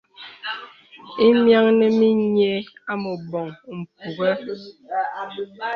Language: Bebele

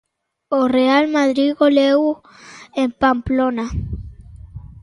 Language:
Galician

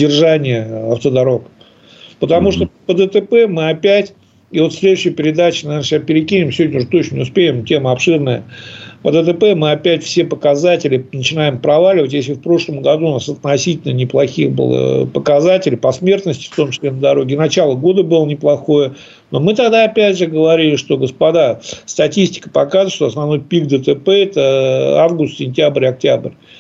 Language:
Russian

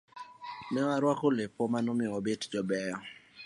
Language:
Luo (Kenya and Tanzania)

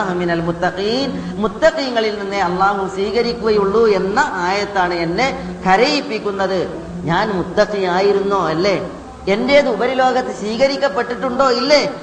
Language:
Malayalam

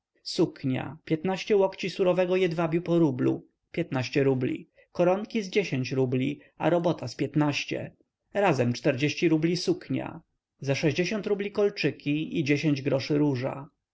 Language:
Polish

